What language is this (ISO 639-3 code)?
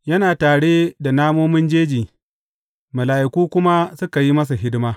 hau